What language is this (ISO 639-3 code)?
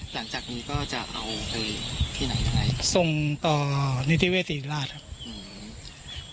tha